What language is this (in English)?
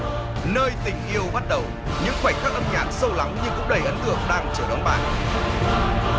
Vietnamese